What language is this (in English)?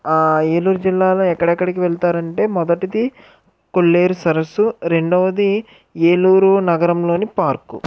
Telugu